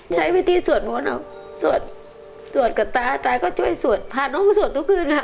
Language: Thai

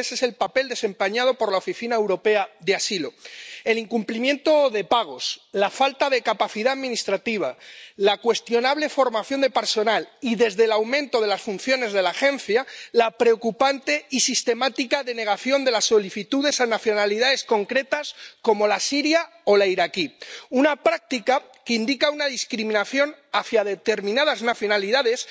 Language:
Spanish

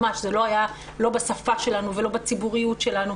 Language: Hebrew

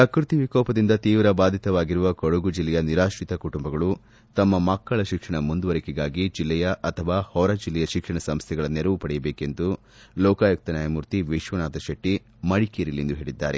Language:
Kannada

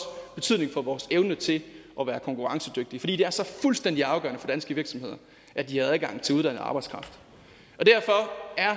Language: Danish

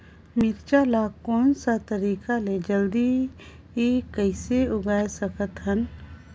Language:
Chhattisgarhi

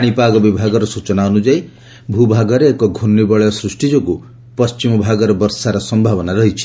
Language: Odia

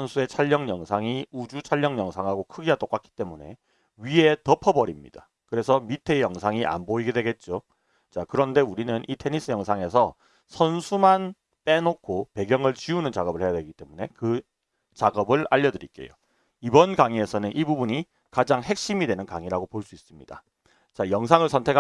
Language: Korean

